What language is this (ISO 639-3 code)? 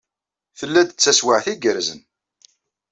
kab